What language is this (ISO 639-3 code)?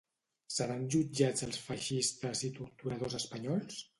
cat